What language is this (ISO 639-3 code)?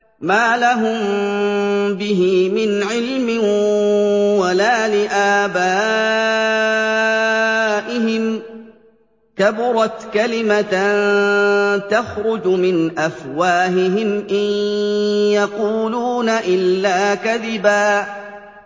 ara